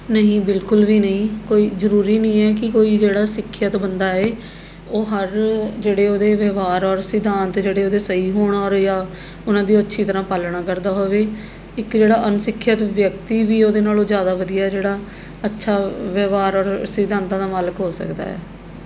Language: Punjabi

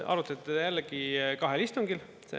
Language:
Estonian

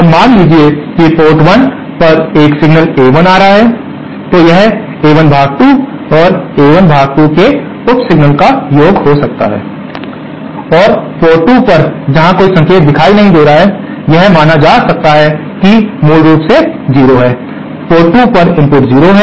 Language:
Hindi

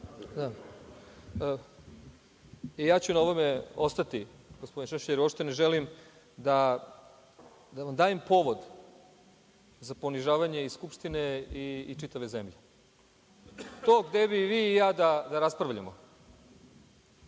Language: Serbian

